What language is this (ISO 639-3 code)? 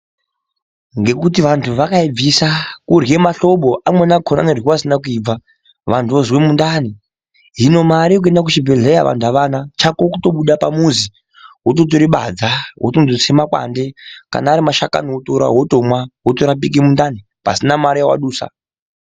ndc